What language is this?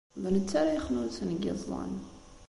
Kabyle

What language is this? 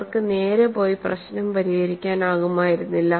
Malayalam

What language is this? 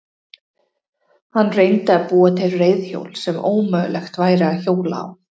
Icelandic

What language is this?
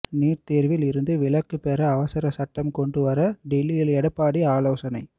Tamil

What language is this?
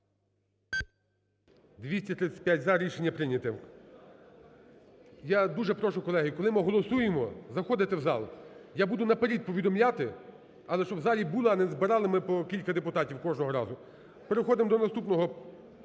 Ukrainian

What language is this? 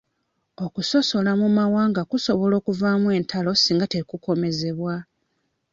Ganda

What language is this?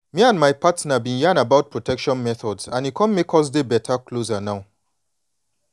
Nigerian Pidgin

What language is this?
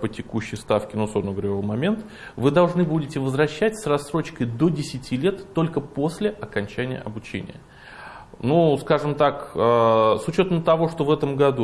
Russian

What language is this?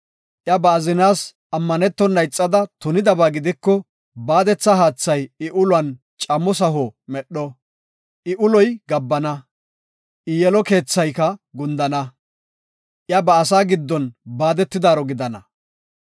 Gofa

